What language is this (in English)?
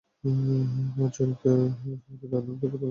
Bangla